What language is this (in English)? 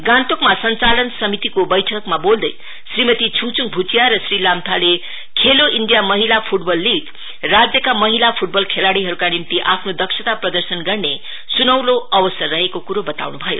Nepali